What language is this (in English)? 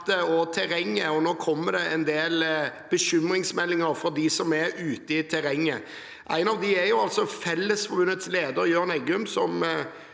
Norwegian